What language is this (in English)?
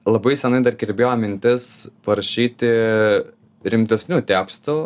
Lithuanian